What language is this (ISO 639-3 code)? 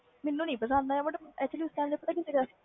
pan